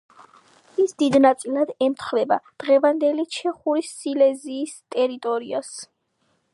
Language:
Georgian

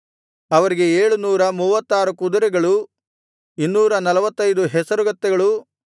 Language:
Kannada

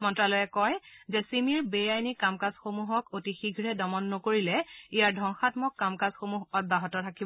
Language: Assamese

